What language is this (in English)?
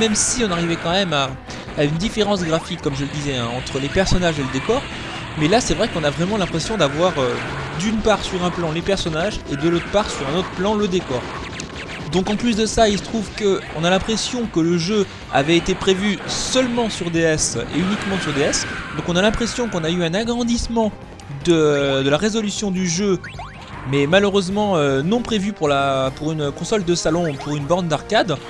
French